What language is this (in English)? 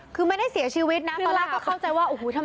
Thai